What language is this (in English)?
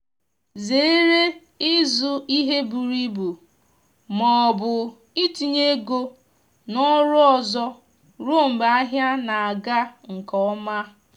Igbo